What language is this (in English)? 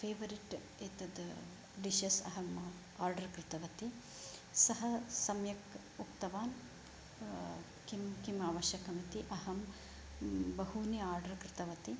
Sanskrit